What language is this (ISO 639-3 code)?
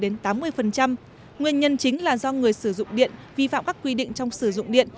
vie